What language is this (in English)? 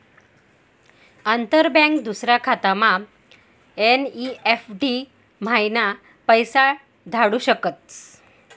Marathi